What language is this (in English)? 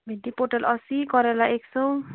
Nepali